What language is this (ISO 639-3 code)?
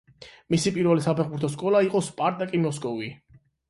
kat